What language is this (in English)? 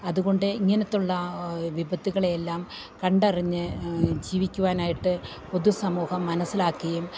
Malayalam